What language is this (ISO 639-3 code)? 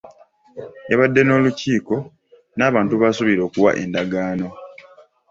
lug